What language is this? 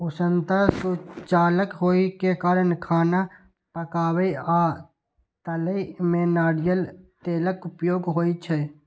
Maithili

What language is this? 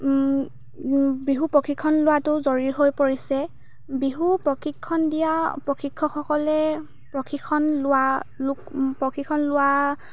Assamese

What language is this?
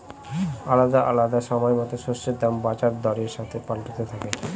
Bangla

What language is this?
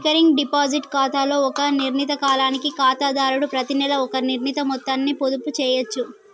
Telugu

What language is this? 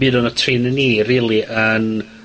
Welsh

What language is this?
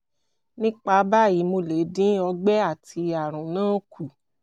Yoruba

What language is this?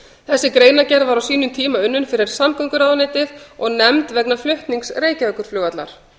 Icelandic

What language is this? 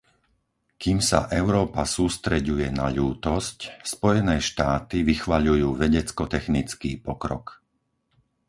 Slovak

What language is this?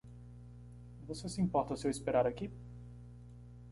Portuguese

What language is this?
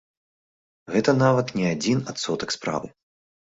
Belarusian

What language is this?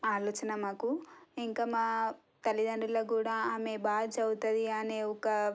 Telugu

